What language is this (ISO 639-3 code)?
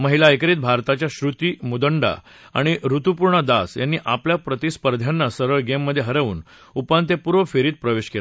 mar